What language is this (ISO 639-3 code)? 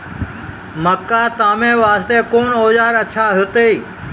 mai